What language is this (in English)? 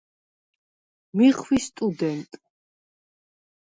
Svan